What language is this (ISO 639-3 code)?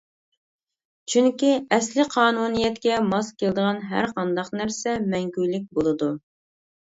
uig